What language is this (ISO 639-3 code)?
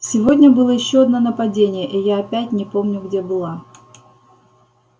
rus